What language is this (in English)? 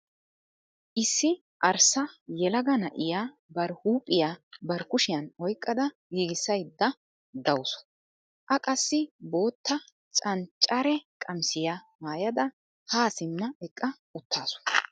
Wolaytta